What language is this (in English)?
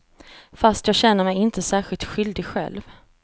Swedish